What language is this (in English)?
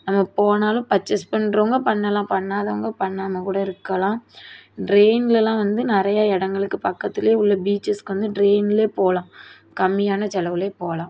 Tamil